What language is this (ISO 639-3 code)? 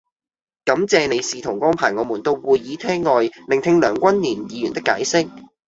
yue